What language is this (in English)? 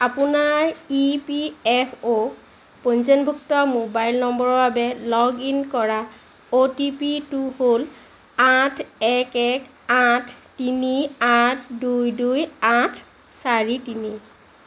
Assamese